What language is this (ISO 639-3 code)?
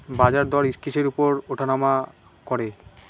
ben